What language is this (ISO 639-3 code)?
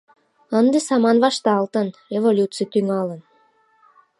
chm